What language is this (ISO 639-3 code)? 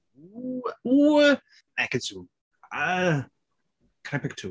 cym